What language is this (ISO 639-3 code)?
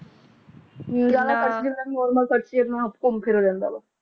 pan